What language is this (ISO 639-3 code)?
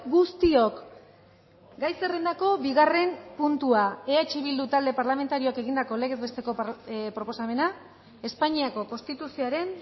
eus